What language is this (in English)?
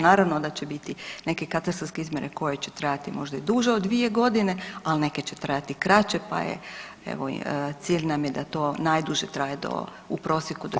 Croatian